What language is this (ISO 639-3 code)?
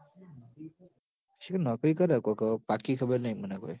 guj